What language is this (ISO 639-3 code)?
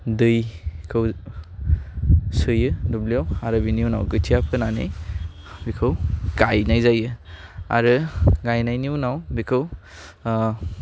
brx